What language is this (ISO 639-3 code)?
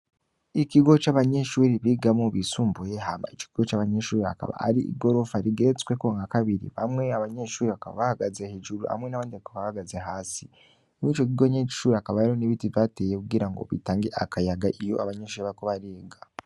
run